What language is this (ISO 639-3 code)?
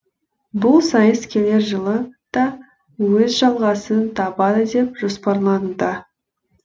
kaz